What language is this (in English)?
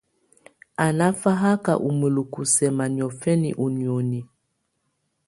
Tunen